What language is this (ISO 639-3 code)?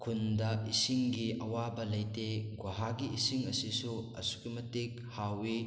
mni